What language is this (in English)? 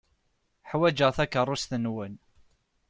Kabyle